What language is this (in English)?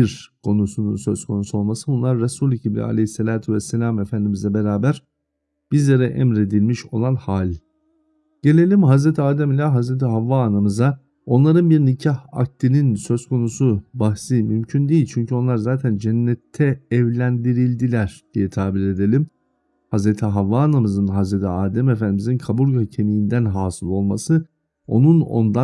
Turkish